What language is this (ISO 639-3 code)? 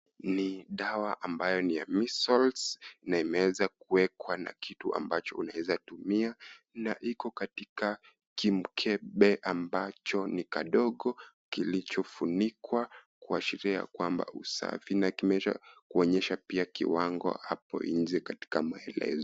swa